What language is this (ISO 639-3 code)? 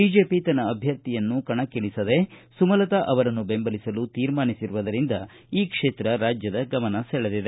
kan